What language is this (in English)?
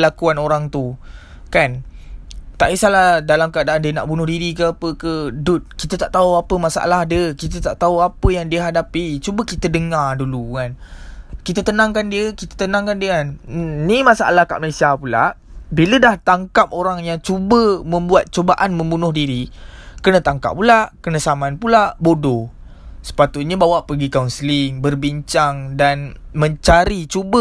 Malay